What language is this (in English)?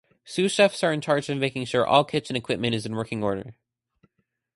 English